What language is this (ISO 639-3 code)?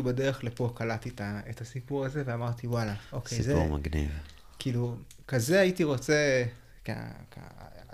heb